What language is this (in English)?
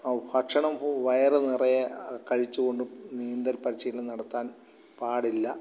Malayalam